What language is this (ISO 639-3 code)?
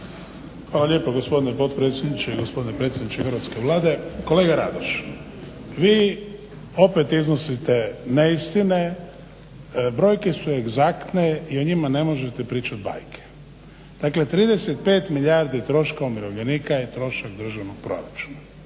hrv